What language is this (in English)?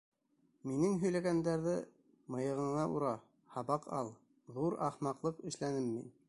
Bashkir